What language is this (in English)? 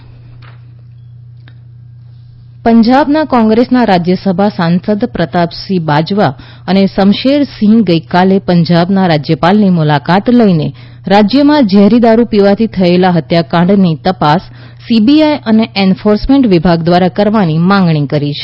Gujarati